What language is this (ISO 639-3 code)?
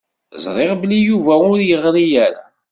kab